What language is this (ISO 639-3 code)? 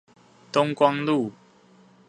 zho